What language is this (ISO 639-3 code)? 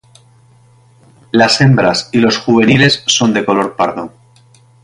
spa